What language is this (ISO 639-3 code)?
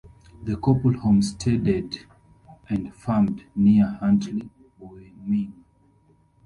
eng